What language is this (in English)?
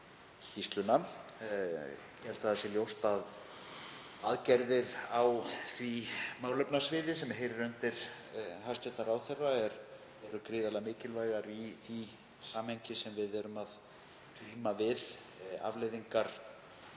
Icelandic